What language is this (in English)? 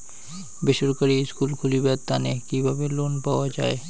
Bangla